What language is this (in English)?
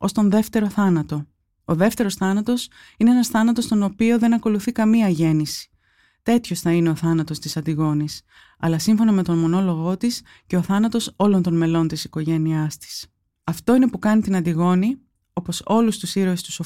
Greek